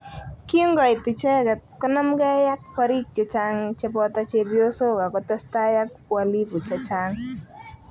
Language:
Kalenjin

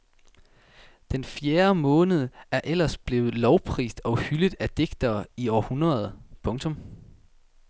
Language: Danish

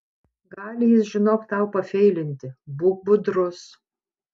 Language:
Lithuanian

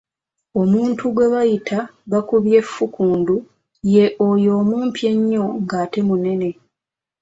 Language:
Ganda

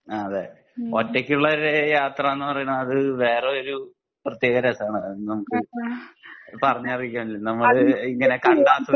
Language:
Malayalam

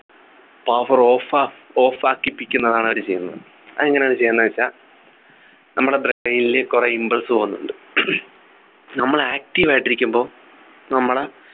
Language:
Malayalam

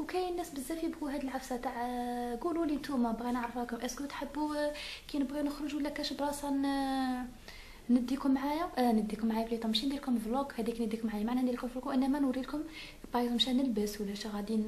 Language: Arabic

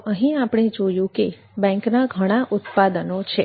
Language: Gujarati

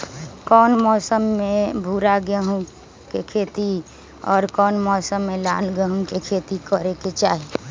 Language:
Magahi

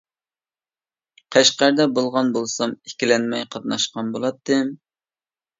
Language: Uyghur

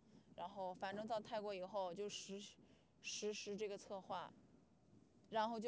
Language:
Chinese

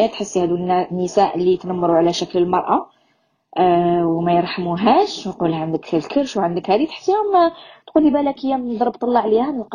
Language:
Arabic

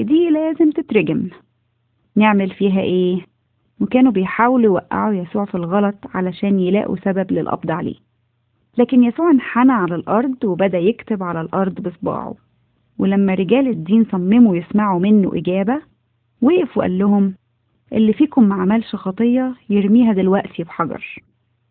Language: Arabic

